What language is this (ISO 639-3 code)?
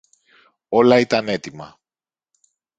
ell